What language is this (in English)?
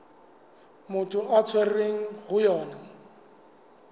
Southern Sotho